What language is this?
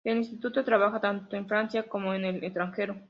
Spanish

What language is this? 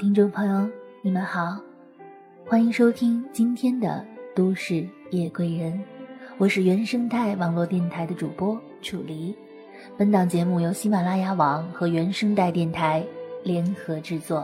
Chinese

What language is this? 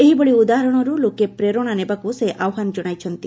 Odia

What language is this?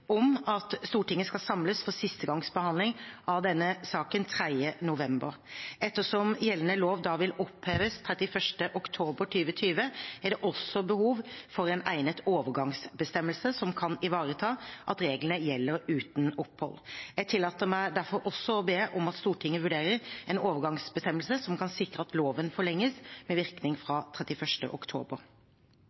Norwegian Bokmål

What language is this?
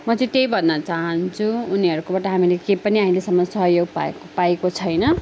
Nepali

